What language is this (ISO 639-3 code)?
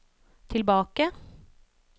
nor